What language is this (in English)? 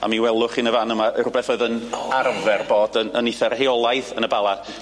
Welsh